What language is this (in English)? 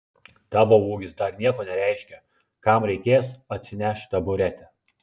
Lithuanian